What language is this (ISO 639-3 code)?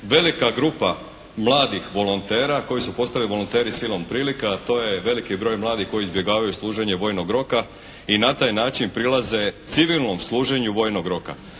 hrv